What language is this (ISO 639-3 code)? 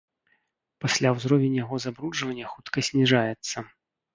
bel